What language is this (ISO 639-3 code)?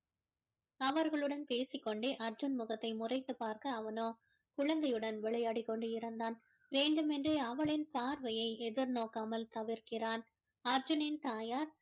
tam